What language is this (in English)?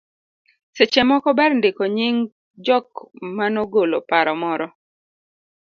Luo (Kenya and Tanzania)